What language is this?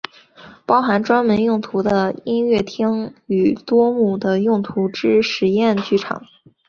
Chinese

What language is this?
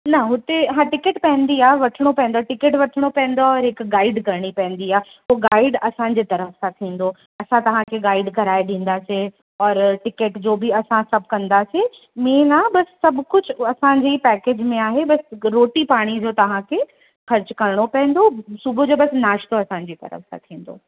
Sindhi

